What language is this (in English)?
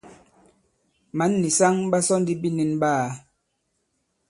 Bankon